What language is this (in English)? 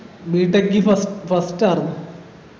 Malayalam